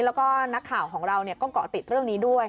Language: Thai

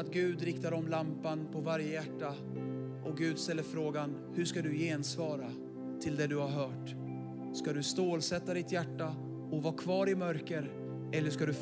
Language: Swedish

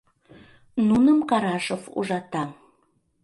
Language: Mari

